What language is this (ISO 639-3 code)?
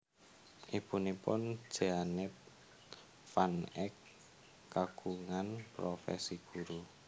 jav